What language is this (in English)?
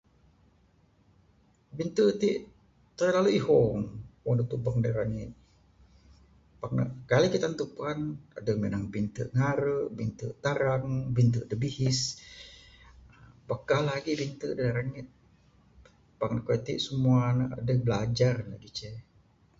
Bukar-Sadung Bidayuh